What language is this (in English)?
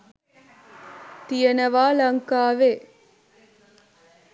Sinhala